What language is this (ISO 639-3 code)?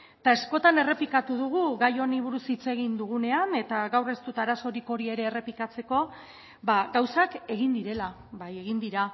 eus